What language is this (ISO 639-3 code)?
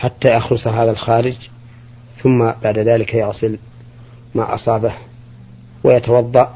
ara